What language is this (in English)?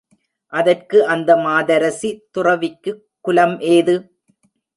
Tamil